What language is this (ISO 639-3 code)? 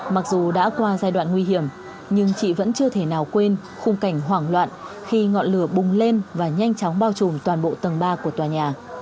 vie